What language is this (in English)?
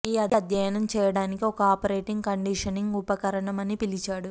Telugu